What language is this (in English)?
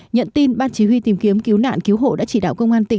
Vietnamese